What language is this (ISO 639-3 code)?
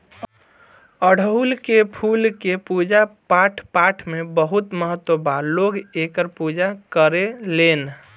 bho